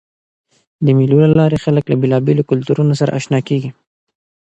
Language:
Pashto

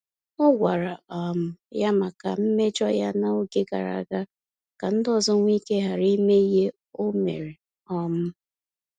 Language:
Igbo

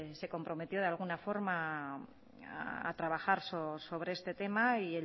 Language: Spanish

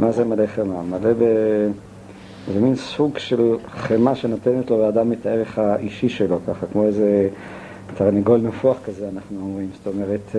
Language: Hebrew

